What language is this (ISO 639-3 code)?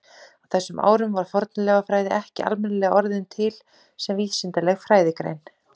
isl